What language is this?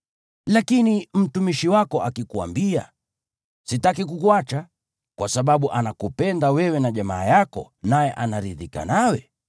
Swahili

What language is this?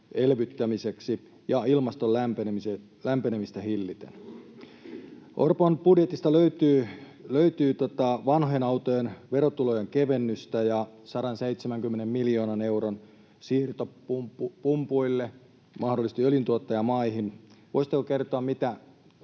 Finnish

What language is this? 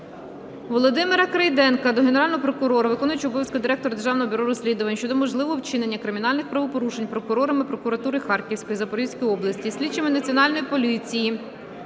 Ukrainian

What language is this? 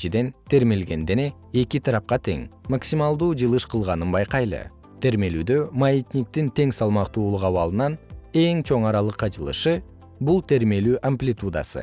Kyrgyz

